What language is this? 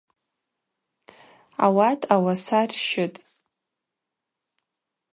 Abaza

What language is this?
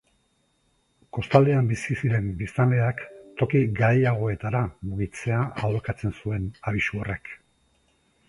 Basque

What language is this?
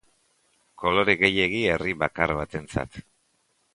Basque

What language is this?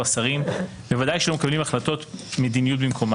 Hebrew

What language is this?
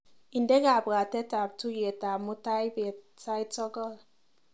Kalenjin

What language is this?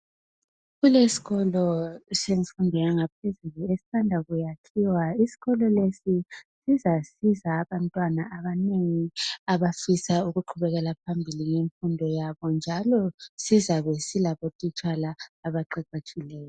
North Ndebele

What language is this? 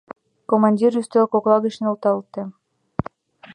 Mari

